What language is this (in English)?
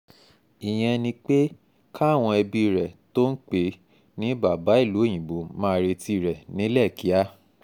Yoruba